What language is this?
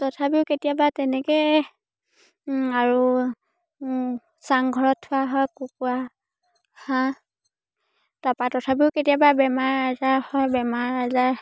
Assamese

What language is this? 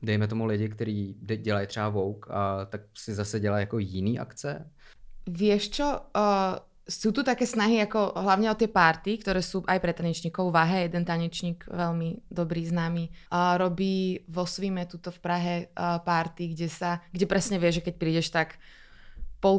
Czech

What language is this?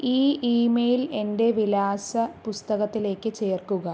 Malayalam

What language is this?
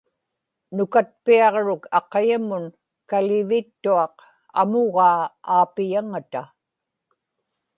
Inupiaq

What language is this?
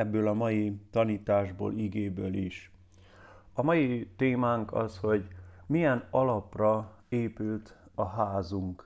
Hungarian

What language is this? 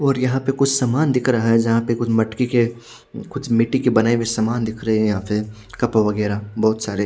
Hindi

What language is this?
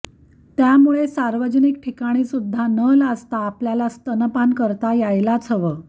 Marathi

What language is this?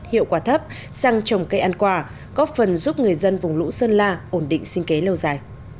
Vietnamese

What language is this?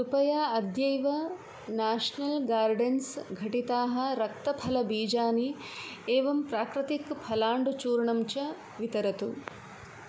Sanskrit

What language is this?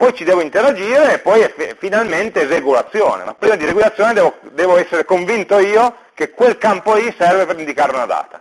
Italian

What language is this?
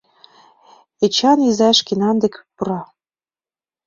Mari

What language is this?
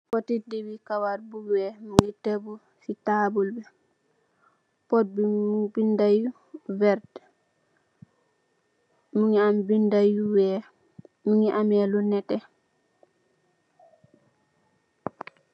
Wolof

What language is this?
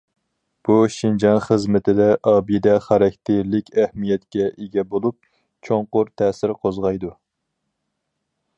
Uyghur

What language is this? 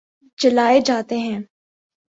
Urdu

